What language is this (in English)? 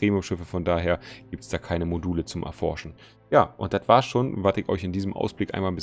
German